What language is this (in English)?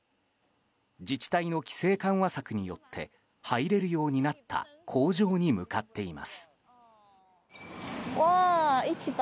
Japanese